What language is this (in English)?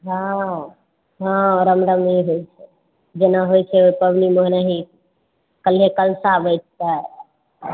Maithili